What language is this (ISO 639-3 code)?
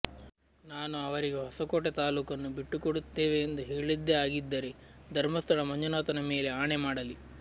kan